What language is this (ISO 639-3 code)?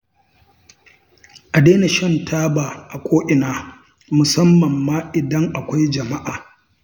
hau